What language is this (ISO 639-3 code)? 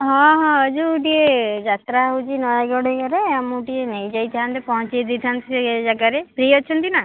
ori